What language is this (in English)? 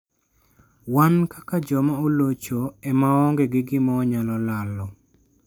Luo (Kenya and Tanzania)